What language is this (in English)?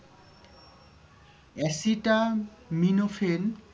Bangla